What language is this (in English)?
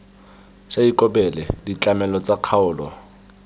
Tswana